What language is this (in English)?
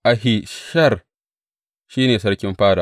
Hausa